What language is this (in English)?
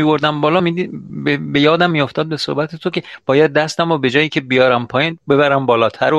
Persian